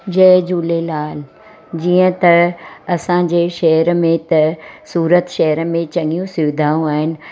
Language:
Sindhi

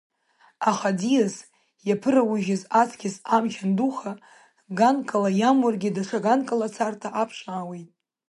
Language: Abkhazian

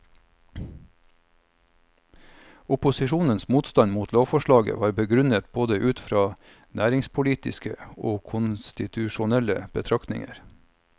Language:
Norwegian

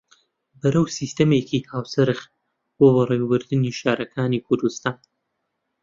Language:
Central Kurdish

